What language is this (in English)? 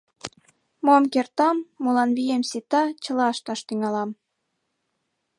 Mari